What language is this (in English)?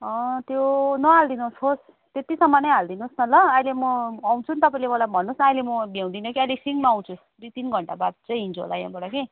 Nepali